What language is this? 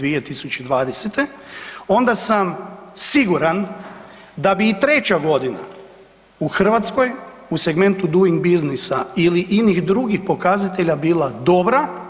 Croatian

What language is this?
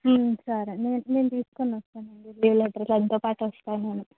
Telugu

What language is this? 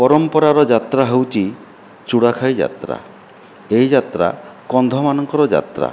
Odia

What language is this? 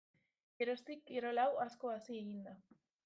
Basque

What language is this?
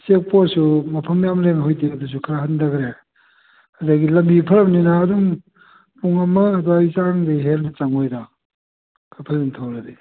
Manipuri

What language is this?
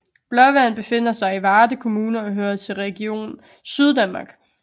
Danish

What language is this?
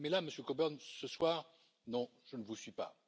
French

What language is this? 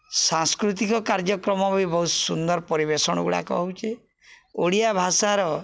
Odia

